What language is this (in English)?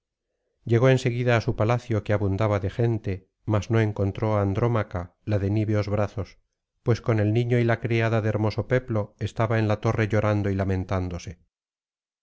Spanish